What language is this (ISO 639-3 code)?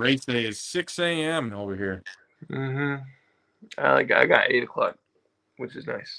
eng